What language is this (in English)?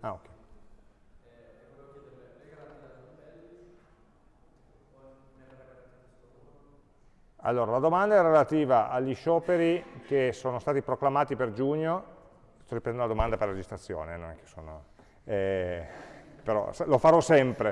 Italian